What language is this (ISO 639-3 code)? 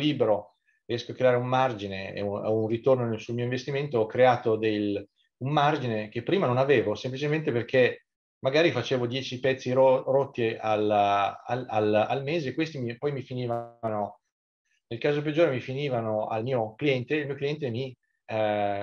ita